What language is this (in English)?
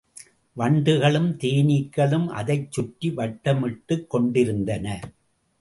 Tamil